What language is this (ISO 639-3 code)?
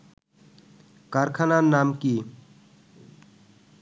ben